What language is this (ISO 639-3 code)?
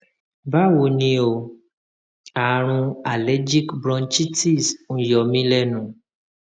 yor